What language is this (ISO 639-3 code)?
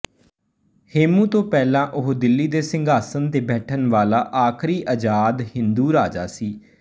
pan